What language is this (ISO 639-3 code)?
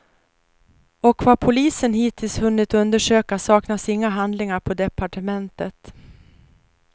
swe